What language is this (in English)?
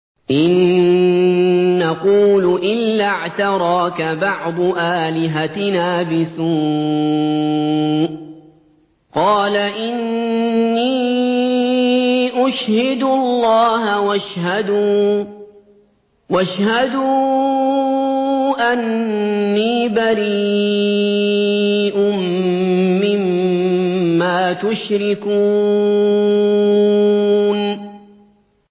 Arabic